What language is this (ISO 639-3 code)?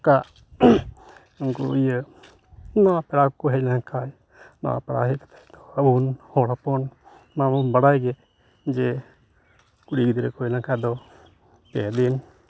sat